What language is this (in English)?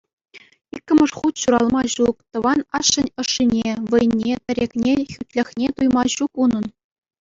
Chuvash